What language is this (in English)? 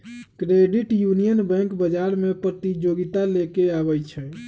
Magahi